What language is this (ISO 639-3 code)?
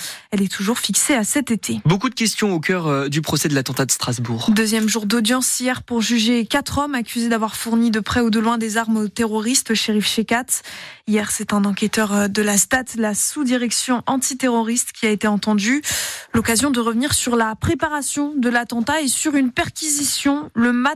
fra